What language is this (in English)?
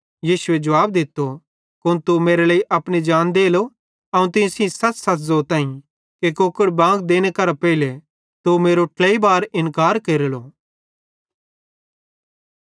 Bhadrawahi